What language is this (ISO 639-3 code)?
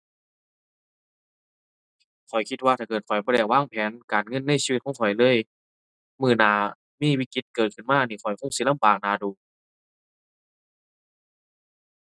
tha